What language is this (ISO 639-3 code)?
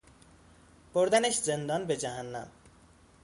fas